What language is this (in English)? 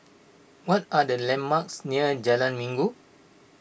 English